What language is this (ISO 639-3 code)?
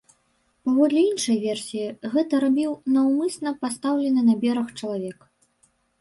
bel